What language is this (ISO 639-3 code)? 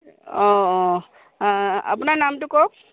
asm